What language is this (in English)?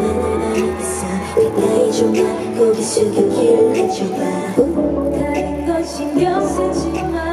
Korean